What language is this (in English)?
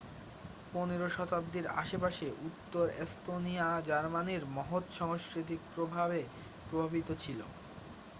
Bangla